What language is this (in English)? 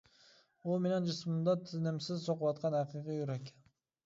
Uyghur